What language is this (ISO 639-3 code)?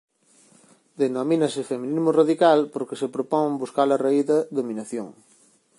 glg